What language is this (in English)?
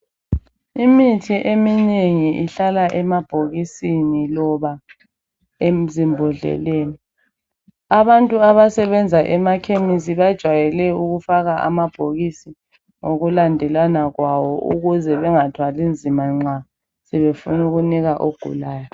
North Ndebele